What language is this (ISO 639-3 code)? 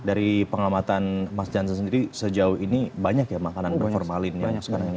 ind